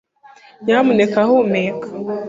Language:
Kinyarwanda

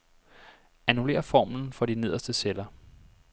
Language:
Danish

